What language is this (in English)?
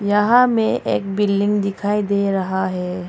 Hindi